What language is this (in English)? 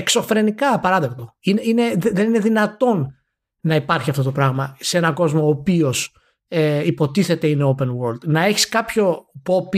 Greek